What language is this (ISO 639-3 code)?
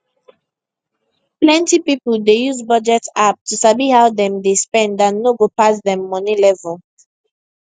pcm